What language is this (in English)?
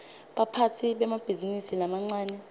Swati